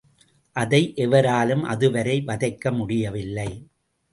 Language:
Tamil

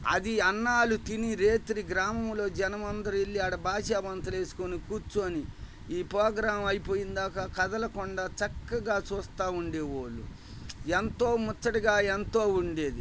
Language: Telugu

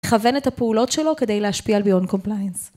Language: Hebrew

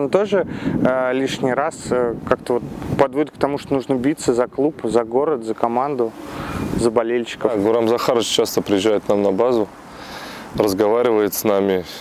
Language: Russian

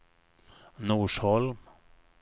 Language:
Swedish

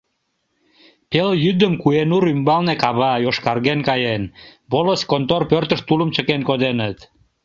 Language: Mari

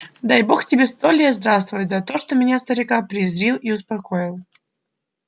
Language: Russian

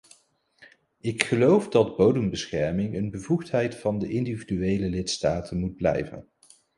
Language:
Dutch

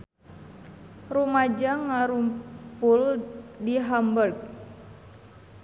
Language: Sundanese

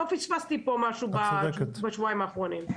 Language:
Hebrew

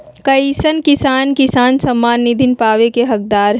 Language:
Magahi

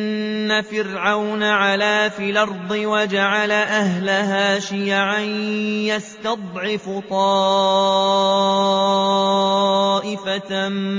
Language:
Arabic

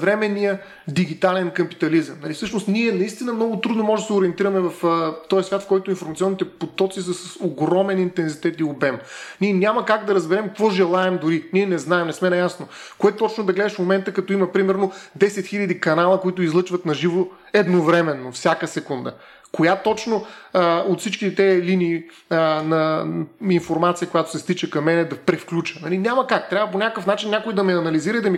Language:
Bulgarian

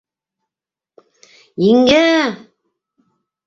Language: Bashkir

